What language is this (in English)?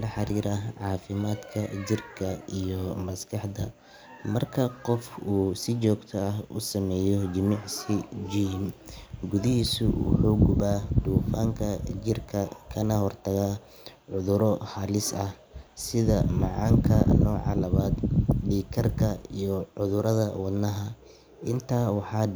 Somali